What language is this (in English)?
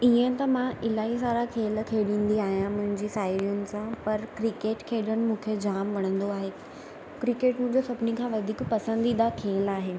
Sindhi